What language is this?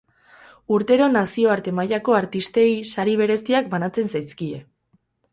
Basque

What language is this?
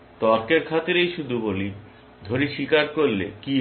Bangla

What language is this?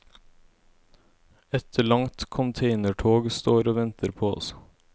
Norwegian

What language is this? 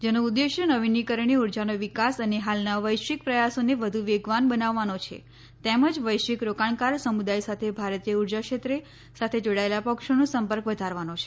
Gujarati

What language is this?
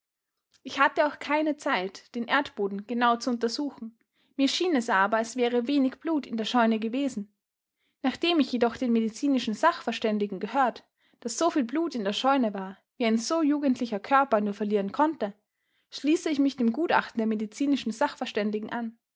German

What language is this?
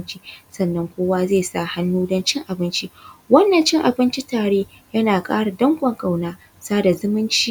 Hausa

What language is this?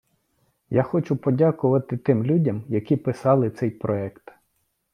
Ukrainian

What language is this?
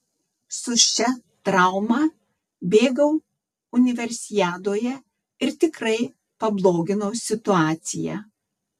Lithuanian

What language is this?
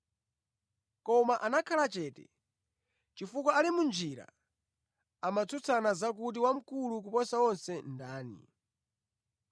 Nyanja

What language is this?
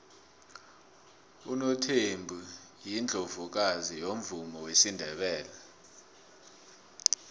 South Ndebele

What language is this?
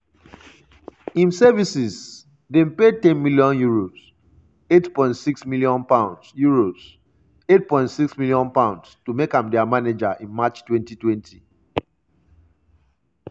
Nigerian Pidgin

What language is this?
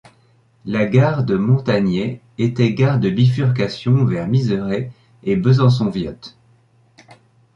French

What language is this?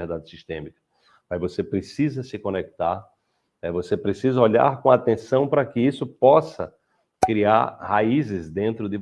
Portuguese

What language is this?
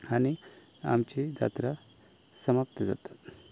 Konkani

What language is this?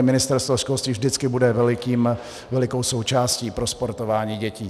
Czech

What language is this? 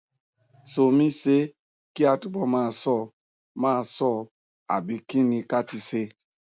Yoruba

